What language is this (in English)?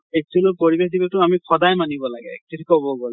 Assamese